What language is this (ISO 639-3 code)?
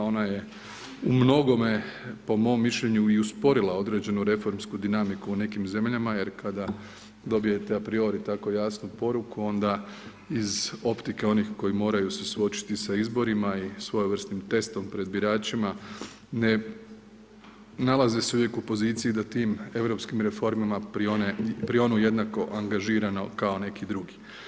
hrv